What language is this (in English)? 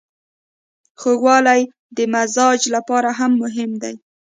Pashto